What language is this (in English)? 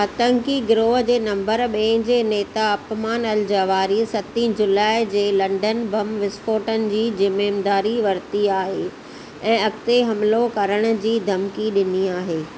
Sindhi